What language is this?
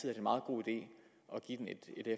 Danish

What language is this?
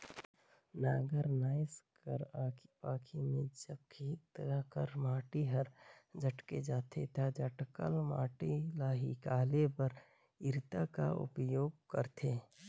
Chhattisgarhi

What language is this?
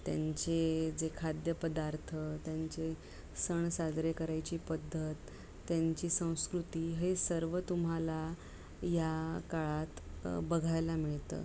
Marathi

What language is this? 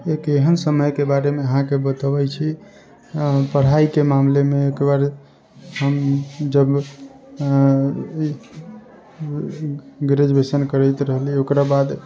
Maithili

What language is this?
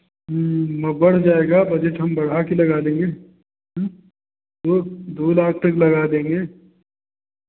Hindi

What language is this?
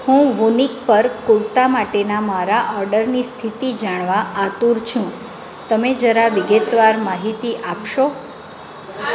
Gujarati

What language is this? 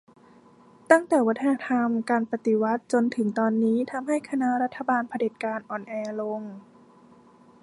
Thai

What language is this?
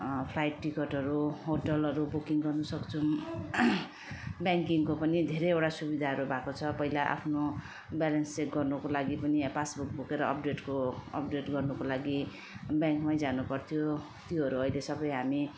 Nepali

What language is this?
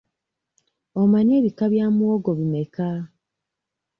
Ganda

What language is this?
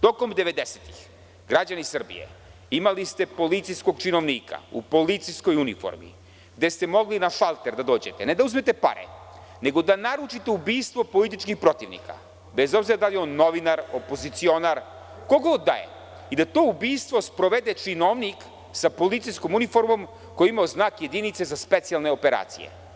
Serbian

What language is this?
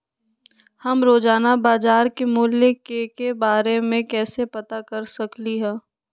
Magahi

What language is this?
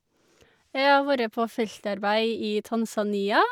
Norwegian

